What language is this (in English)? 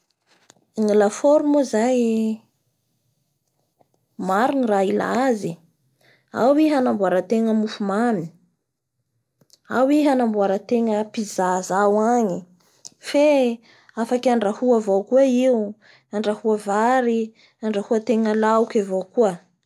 Bara Malagasy